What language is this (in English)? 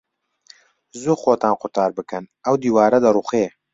Central Kurdish